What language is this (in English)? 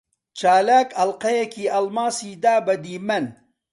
Central Kurdish